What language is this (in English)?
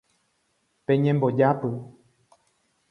Guarani